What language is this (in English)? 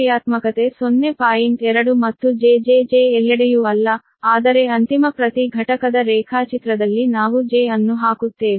Kannada